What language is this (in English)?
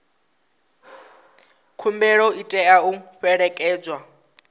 Venda